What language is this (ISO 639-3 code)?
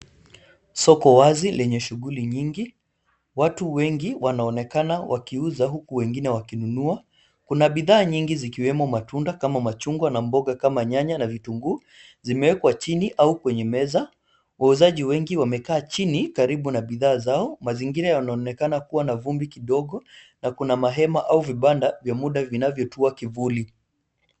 swa